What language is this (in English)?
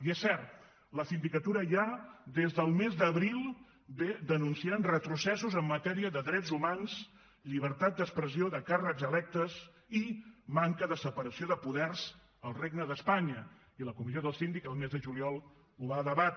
Catalan